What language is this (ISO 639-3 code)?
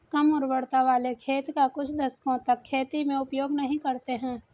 hin